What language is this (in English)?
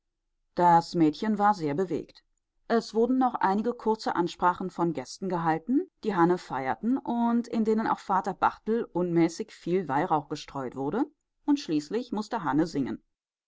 German